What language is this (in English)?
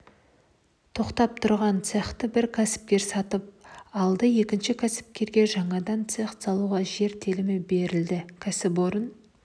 Kazakh